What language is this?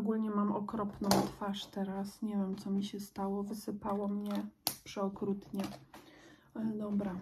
Polish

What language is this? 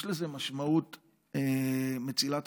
Hebrew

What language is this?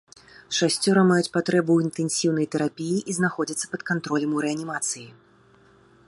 Belarusian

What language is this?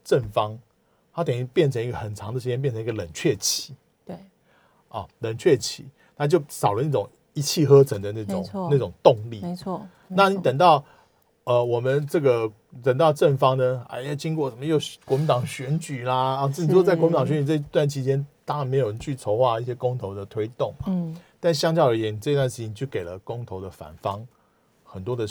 Chinese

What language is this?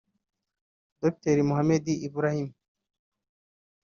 Kinyarwanda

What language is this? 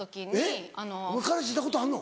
Japanese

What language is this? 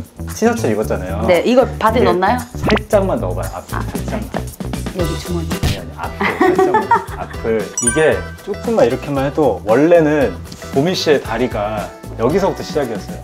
Korean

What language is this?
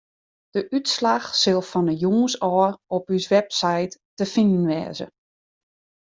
Western Frisian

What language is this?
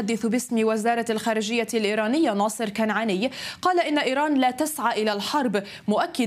Arabic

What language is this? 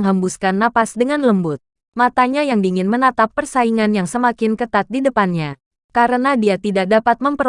Indonesian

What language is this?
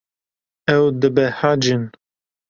Kurdish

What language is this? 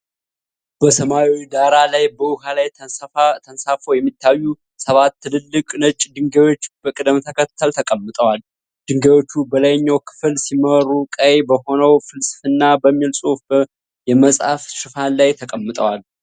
Amharic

